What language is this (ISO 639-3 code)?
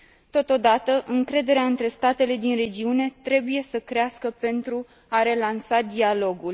ron